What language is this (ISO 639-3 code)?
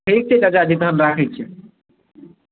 mai